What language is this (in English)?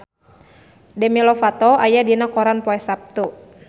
Sundanese